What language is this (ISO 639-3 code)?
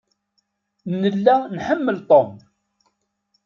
kab